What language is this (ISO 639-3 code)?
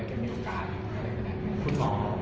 tha